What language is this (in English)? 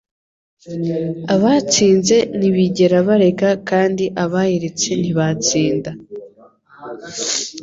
Kinyarwanda